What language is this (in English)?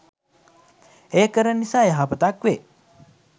Sinhala